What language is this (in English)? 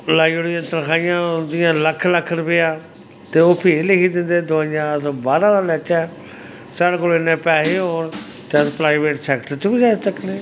Dogri